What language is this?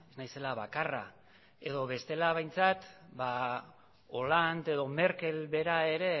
Basque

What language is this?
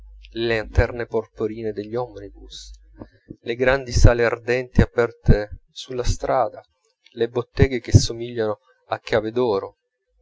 Italian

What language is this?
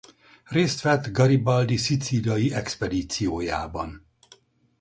Hungarian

